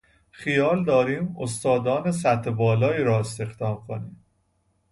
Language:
Persian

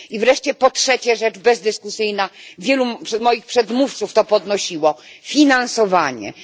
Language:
Polish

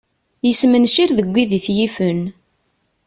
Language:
Kabyle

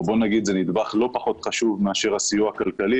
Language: Hebrew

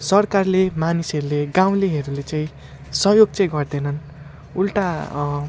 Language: Nepali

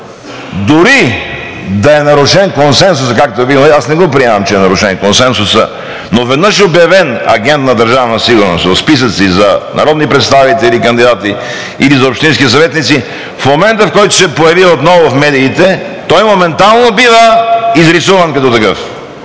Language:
Bulgarian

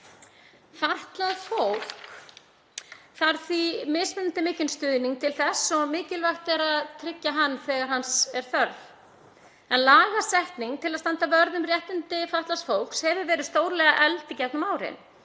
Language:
Icelandic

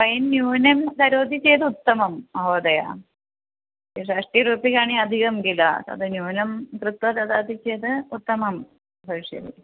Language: Sanskrit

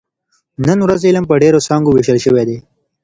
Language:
Pashto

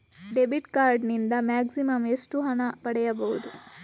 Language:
Kannada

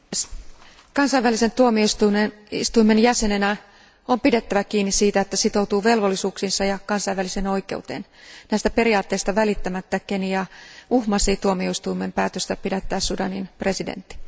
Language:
Finnish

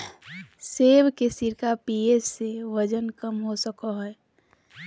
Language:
Magahi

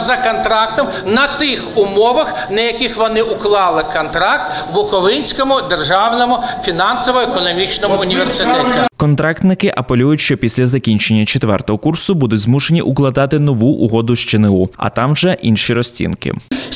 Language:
Ukrainian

